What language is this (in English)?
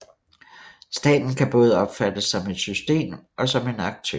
Danish